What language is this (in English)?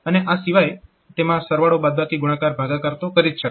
Gujarati